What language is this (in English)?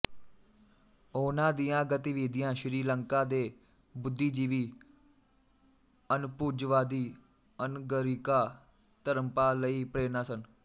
Punjabi